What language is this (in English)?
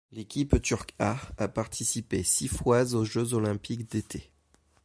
French